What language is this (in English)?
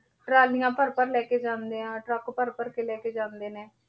Punjabi